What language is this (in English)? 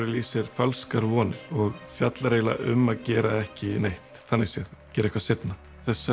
Icelandic